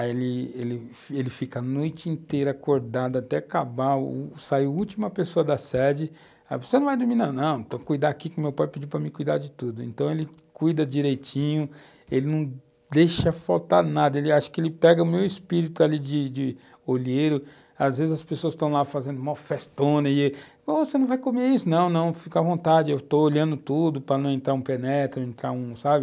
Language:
Portuguese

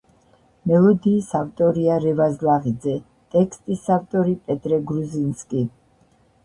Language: Georgian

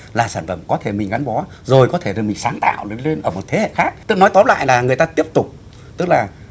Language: Vietnamese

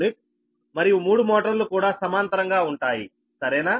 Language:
Telugu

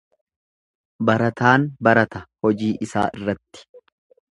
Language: Oromo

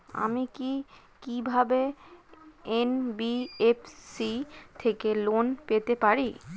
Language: Bangla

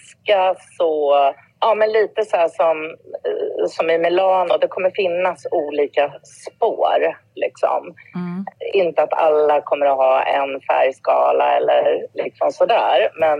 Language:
Swedish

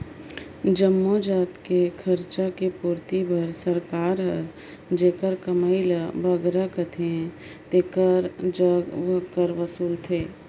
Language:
Chhattisgarhi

